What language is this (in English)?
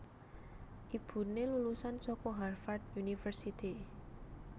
Javanese